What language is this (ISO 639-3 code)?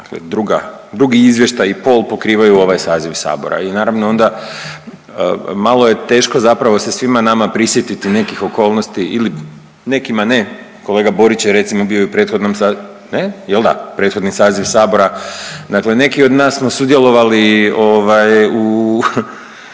hrv